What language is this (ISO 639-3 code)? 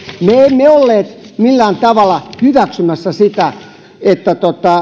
fin